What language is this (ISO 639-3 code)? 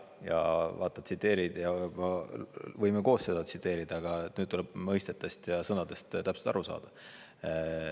est